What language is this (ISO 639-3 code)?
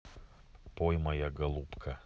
rus